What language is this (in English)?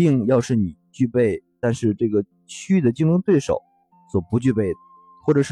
Chinese